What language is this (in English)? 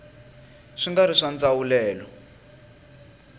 Tsonga